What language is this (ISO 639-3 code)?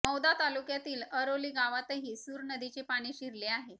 mar